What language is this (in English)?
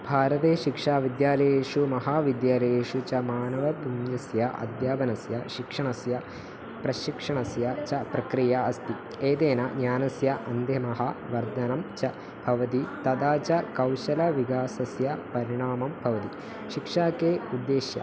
Sanskrit